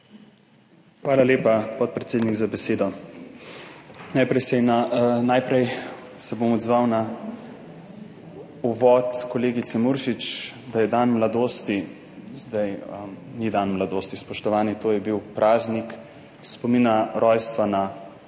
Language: Slovenian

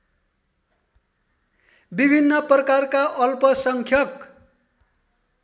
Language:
Nepali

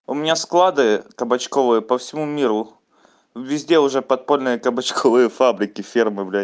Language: Russian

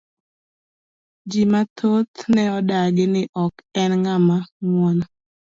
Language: Luo (Kenya and Tanzania)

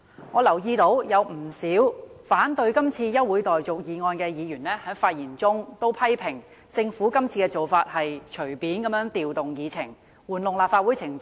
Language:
Cantonese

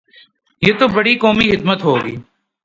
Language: Urdu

